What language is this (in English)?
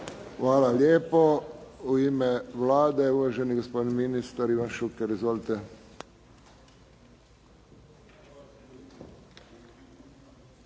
Croatian